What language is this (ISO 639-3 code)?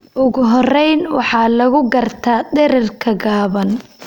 som